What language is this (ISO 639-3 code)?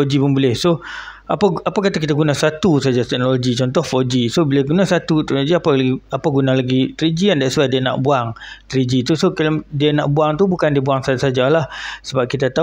msa